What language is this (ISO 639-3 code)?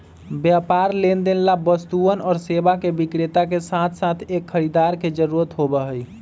mag